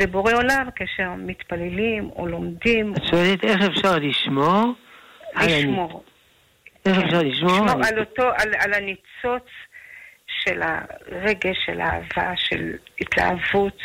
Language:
Hebrew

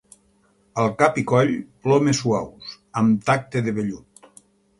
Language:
Catalan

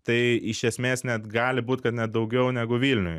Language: Lithuanian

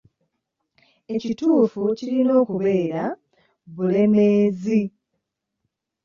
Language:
Ganda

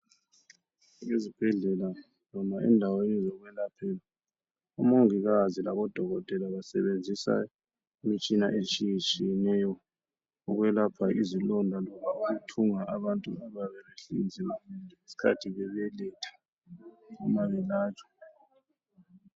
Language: North Ndebele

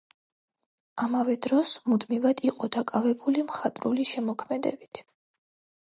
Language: Georgian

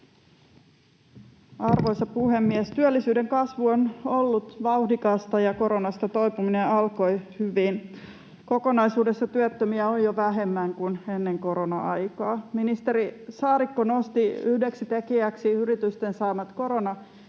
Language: Finnish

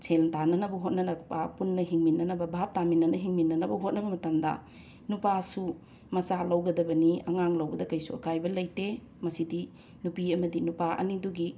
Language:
Manipuri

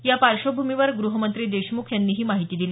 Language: Marathi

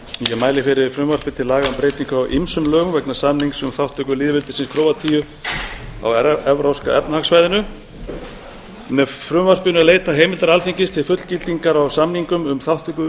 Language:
Icelandic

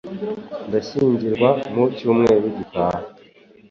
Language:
Kinyarwanda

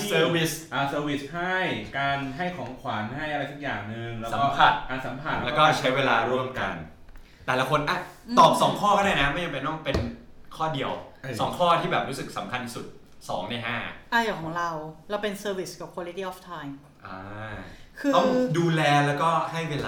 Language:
Thai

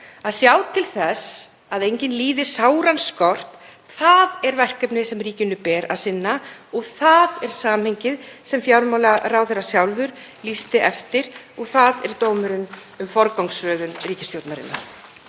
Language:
Icelandic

